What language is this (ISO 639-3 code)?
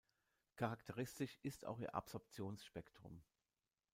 deu